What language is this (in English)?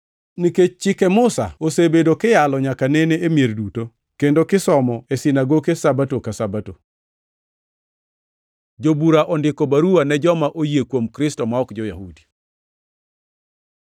Luo (Kenya and Tanzania)